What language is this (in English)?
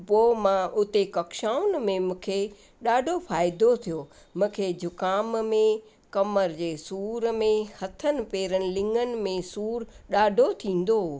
Sindhi